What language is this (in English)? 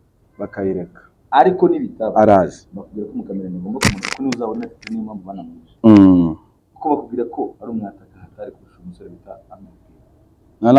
Arabic